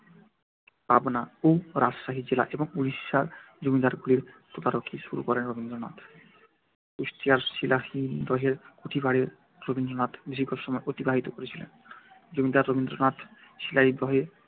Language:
Bangla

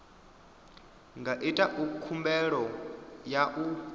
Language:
Venda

